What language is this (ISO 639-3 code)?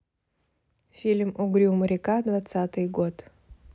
rus